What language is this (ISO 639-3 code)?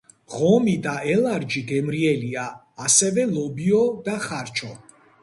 kat